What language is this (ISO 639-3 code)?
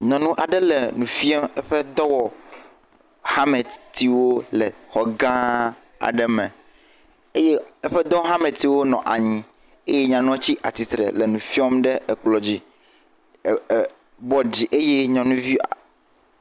ewe